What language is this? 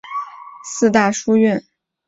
Chinese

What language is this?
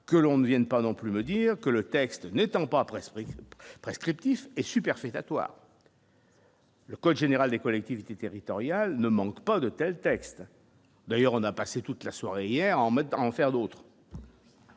French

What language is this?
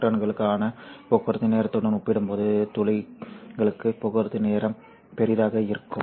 Tamil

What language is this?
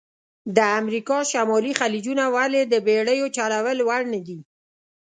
Pashto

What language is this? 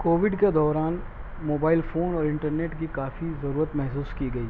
Urdu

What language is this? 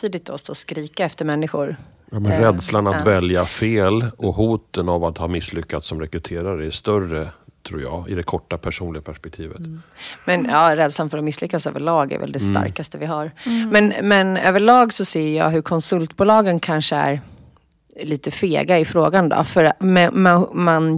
Swedish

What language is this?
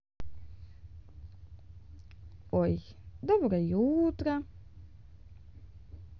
Russian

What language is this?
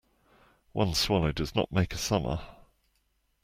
English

